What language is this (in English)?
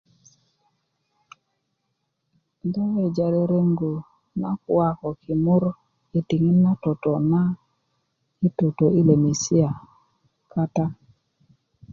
Kuku